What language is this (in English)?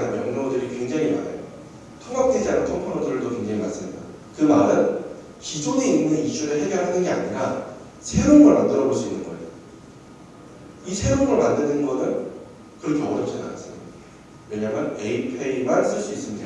Korean